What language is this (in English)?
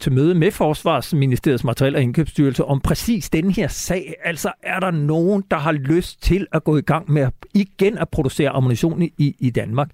Danish